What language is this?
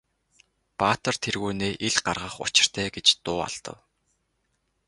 Mongolian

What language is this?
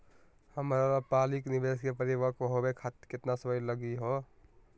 Magahi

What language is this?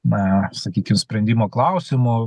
Lithuanian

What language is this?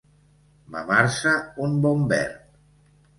Catalan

